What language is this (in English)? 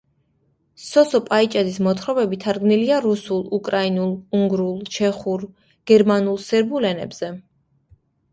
Georgian